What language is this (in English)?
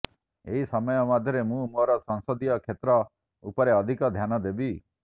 Odia